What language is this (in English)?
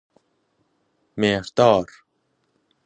Persian